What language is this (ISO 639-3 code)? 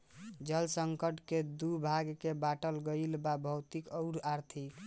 bho